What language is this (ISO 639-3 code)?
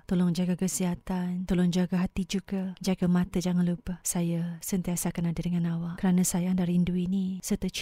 msa